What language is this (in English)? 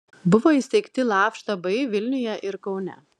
Lithuanian